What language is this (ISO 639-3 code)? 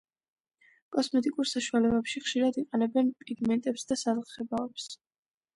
kat